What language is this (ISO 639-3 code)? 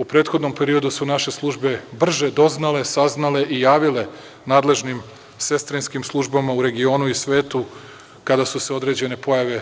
srp